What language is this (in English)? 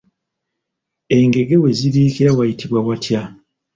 Ganda